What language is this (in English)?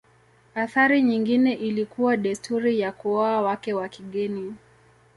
Swahili